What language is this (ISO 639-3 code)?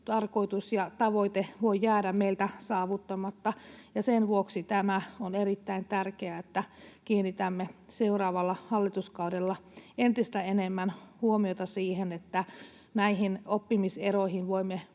fin